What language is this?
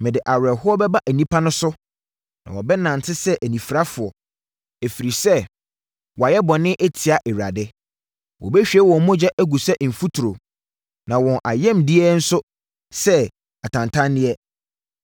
Akan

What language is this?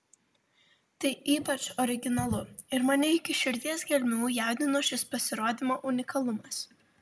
Lithuanian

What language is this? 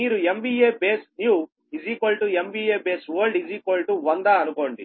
Telugu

